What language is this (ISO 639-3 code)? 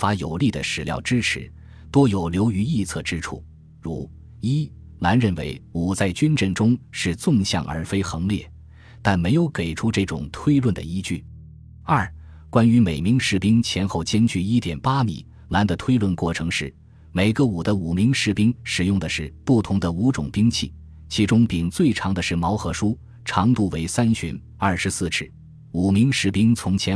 zho